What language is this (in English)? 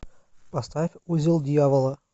Russian